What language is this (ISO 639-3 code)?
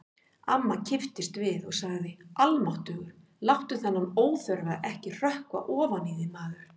isl